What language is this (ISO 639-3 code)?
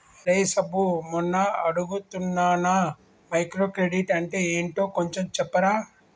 tel